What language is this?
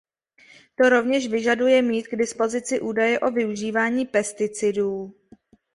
Czech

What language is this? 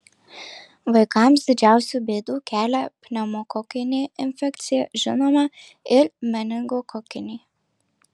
Lithuanian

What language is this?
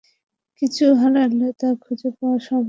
Bangla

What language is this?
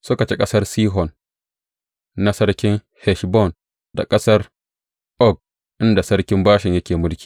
Hausa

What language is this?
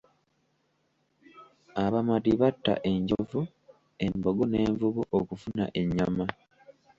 Ganda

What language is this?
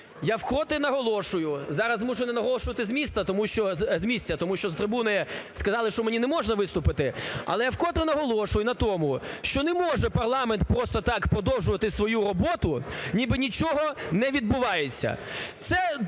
Ukrainian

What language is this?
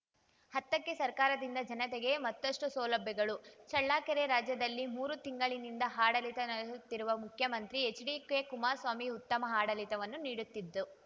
Kannada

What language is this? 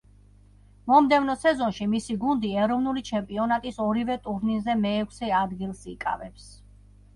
Georgian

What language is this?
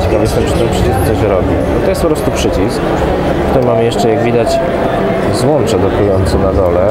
Polish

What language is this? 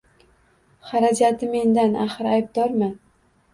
Uzbek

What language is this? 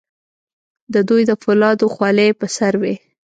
Pashto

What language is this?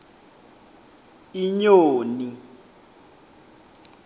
Swati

